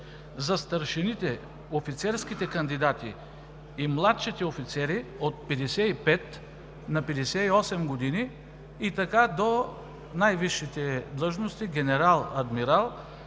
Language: Bulgarian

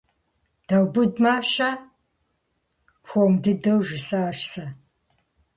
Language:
Kabardian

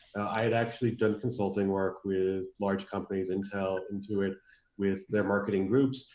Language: English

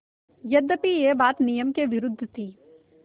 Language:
Hindi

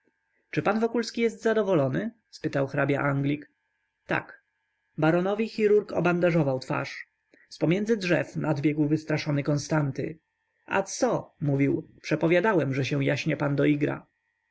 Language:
Polish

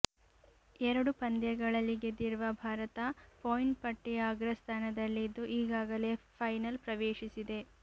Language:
Kannada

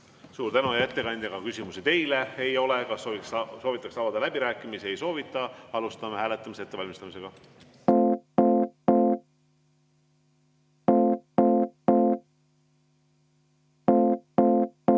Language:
Estonian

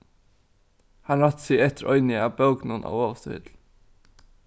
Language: Faroese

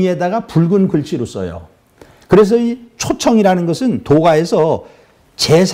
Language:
Korean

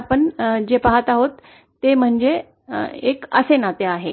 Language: Marathi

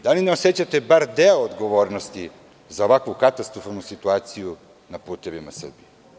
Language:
Serbian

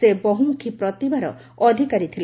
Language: Odia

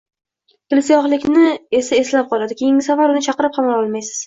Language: Uzbek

